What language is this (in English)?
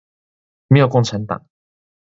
Chinese